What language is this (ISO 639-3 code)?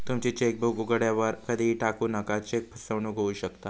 mar